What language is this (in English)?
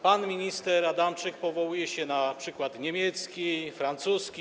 Polish